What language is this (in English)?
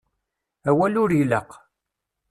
Kabyle